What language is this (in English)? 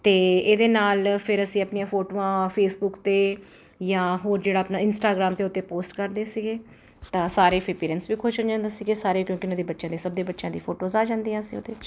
Punjabi